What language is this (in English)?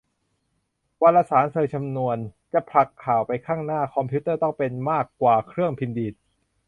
Thai